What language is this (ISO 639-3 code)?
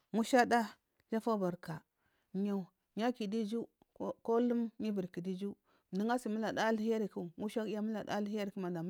mfm